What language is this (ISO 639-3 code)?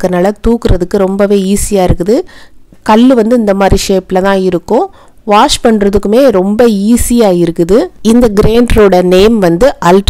ita